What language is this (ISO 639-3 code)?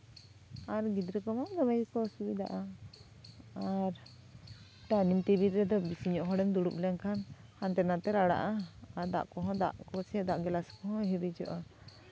sat